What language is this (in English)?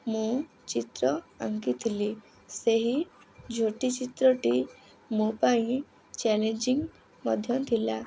Odia